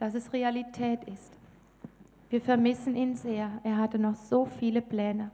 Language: German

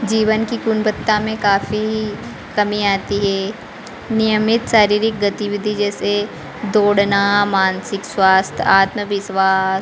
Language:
Hindi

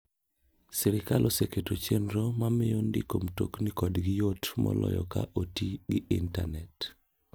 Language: Luo (Kenya and Tanzania)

